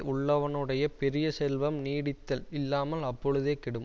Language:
Tamil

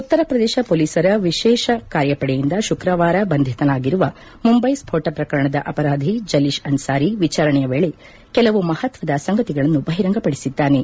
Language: Kannada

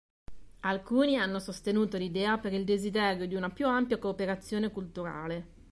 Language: Italian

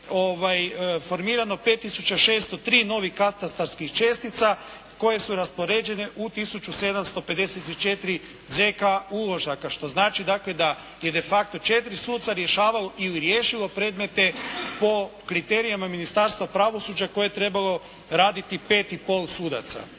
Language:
Croatian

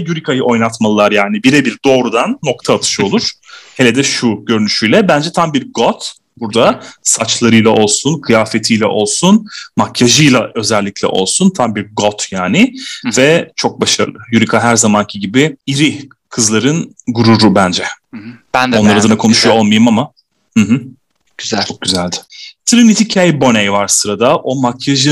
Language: Turkish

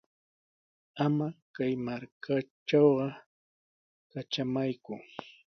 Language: Sihuas Ancash Quechua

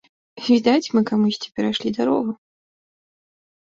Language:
Belarusian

